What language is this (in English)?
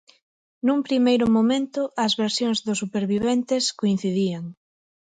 Galician